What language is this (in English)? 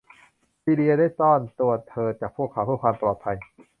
Thai